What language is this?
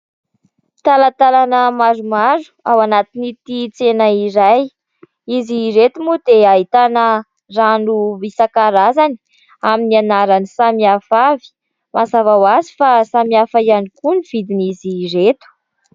Malagasy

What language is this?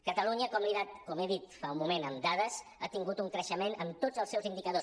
Catalan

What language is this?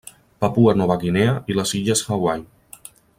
Catalan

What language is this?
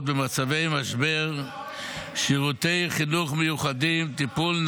Hebrew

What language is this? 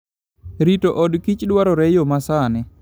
Luo (Kenya and Tanzania)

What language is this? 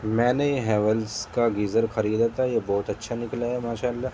Urdu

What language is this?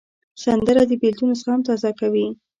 Pashto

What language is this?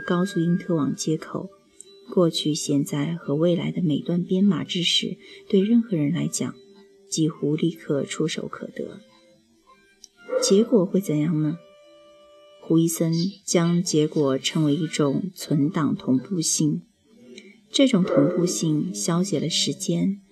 Chinese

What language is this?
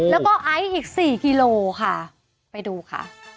Thai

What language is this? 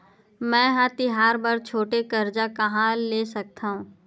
Chhattisgarhi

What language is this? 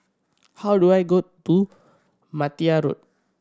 English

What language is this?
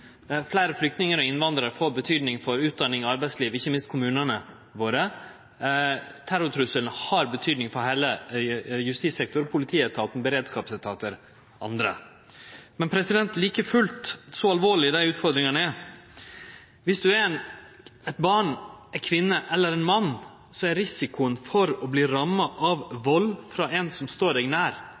Norwegian Nynorsk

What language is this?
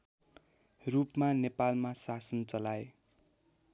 Nepali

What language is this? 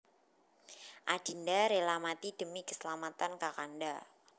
Javanese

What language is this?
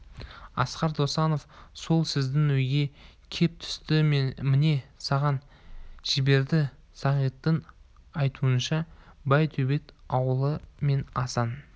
Kazakh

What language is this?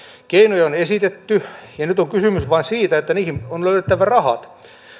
Finnish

